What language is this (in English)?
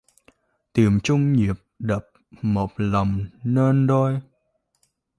Vietnamese